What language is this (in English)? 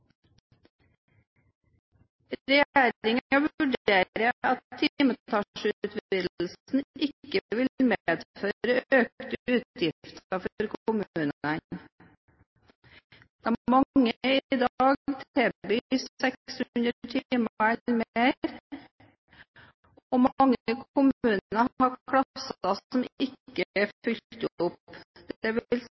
Norwegian Bokmål